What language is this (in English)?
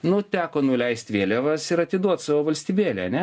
Lithuanian